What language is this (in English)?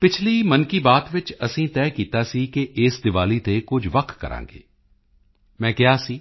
Punjabi